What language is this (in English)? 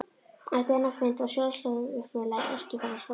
Icelandic